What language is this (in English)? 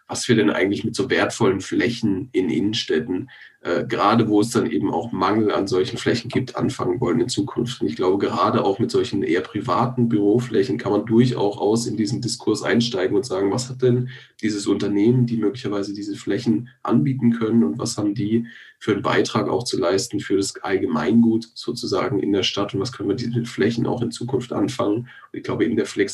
German